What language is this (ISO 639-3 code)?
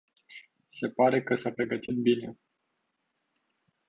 ron